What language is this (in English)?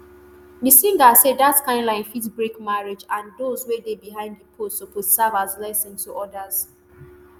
Nigerian Pidgin